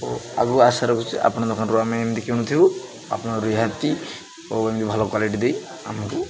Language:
Odia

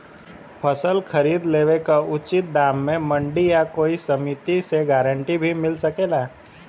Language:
Bhojpuri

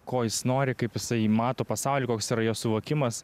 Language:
Lithuanian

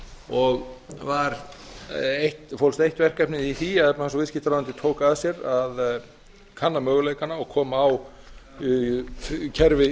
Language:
Icelandic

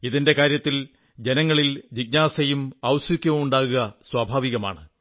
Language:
Malayalam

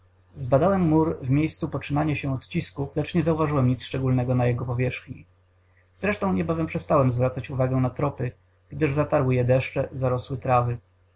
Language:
Polish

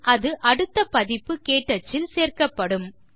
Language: Tamil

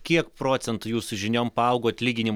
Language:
Lithuanian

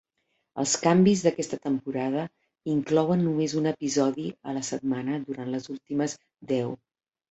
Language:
Catalan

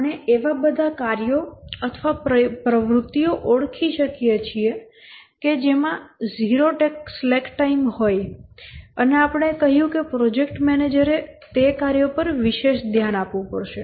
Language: Gujarati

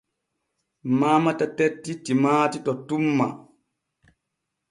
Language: Borgu Fulfulde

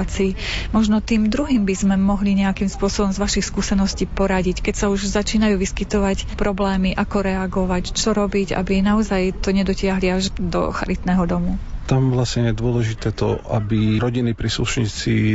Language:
Slovak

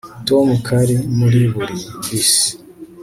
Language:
Kinyarwanda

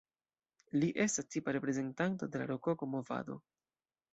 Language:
Esperanto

